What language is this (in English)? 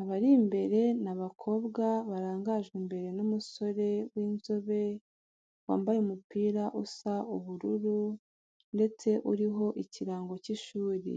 Kinyarwanda